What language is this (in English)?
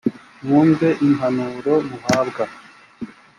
Kinyarwanda